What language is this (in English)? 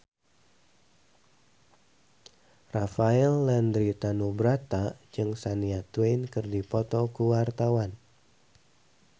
Sundanese